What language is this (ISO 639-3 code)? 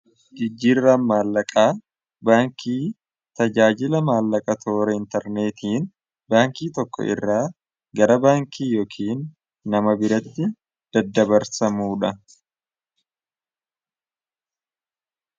orm